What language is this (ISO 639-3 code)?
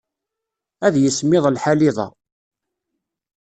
kab